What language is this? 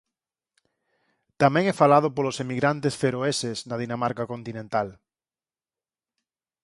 Galician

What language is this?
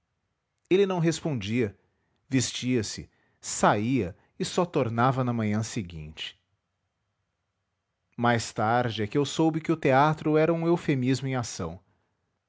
Portuguese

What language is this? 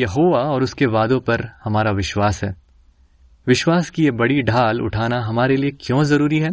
Hindi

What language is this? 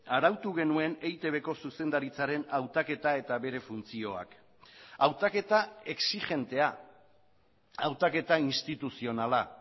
Basque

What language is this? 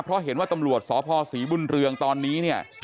Thai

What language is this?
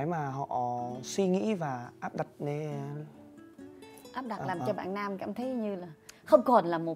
Vietnamese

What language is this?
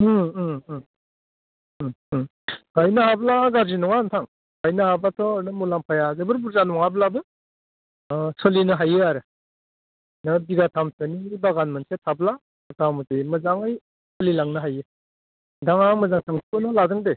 Bodo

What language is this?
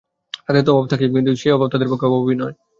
Bangla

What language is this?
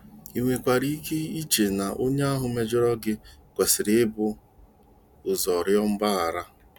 Igbo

